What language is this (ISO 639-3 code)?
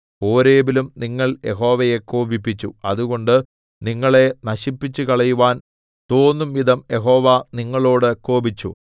mal